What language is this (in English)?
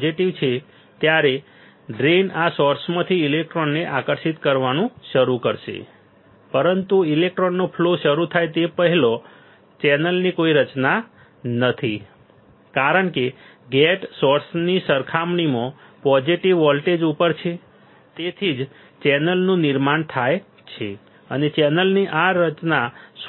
Gujarati